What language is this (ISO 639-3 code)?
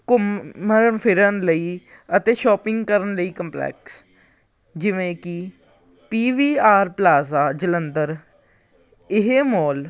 pan